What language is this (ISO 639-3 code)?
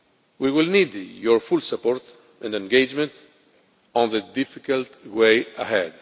eng